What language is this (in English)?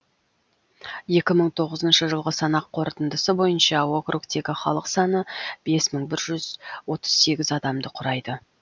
Kazakh